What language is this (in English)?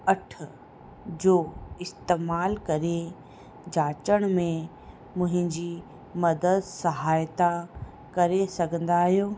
Sindhi